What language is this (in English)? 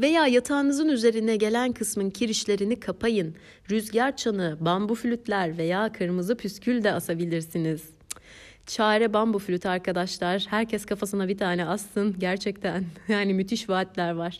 Turkish